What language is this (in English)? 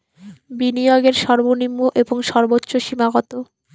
Bangla